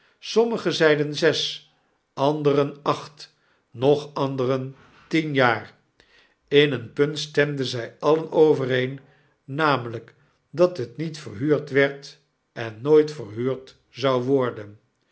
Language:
Dutch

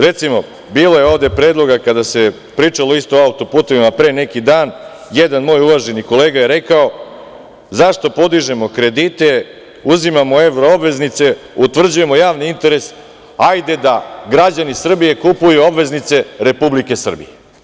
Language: Serbian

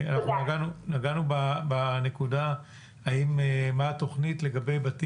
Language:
Hebrew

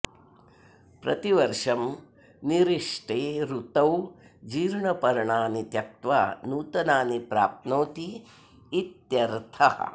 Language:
Sanskrit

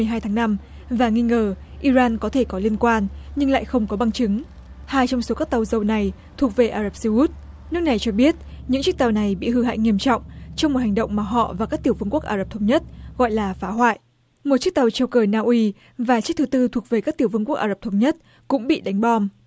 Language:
Vietnamese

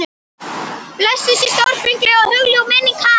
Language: Icelandic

